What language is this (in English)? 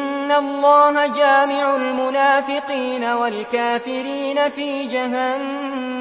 Arabic